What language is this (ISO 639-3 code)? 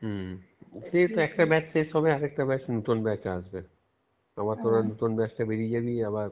ben